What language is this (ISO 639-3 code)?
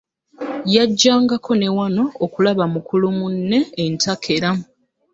lug